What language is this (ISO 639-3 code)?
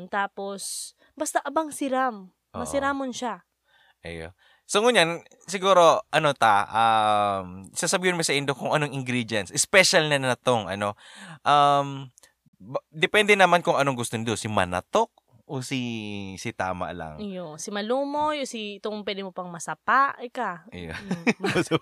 fil